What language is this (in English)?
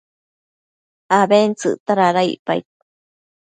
Matsés